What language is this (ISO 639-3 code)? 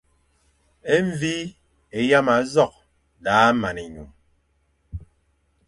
fan